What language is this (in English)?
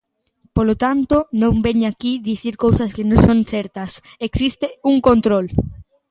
Galician